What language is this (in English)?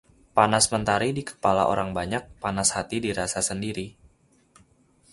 Indonesian